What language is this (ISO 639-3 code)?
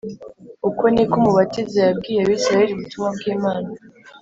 kin